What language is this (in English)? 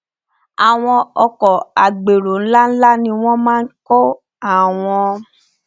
Yoruba